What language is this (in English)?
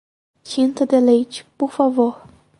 Portuguese